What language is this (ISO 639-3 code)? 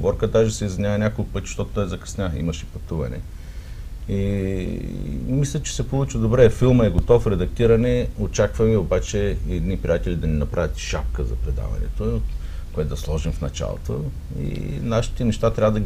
bul